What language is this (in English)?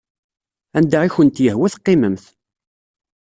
Kabyle